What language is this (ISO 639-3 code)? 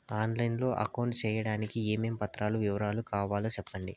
tel